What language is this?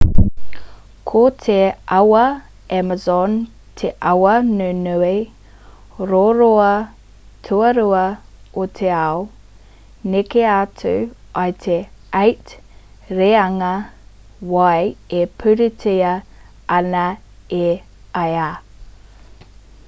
Māori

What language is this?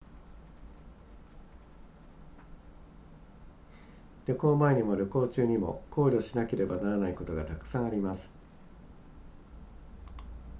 Japanese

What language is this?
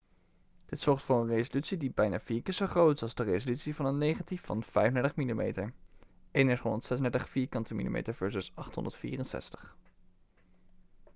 Dutch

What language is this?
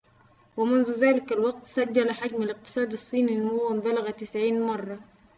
Arabic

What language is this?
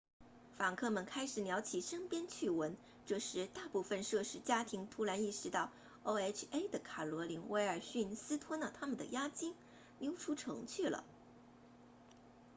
Chinese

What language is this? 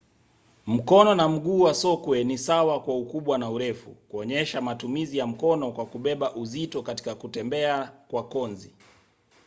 Swahili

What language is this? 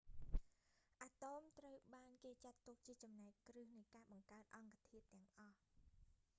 Khmer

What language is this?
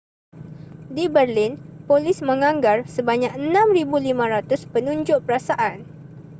Malay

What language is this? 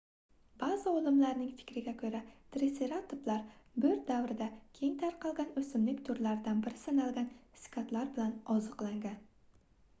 Uzbek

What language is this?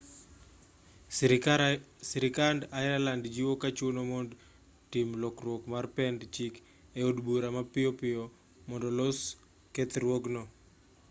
Luo (Kenya and Tanzania)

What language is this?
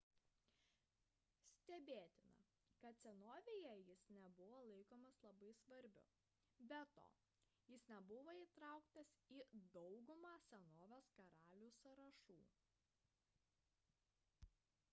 Lithuanian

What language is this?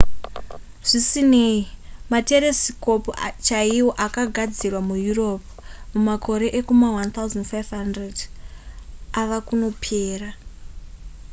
Shona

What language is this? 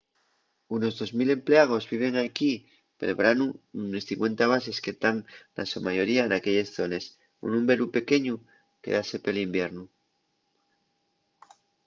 Asturian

